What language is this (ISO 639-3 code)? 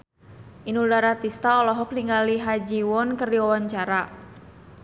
sun